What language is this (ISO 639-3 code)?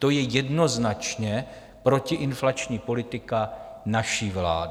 ces